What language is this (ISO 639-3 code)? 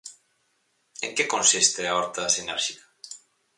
glg